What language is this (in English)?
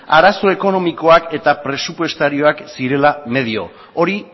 Basque